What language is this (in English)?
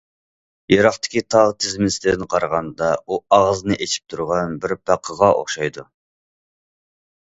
Uyghur